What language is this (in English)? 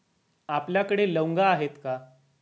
Marathi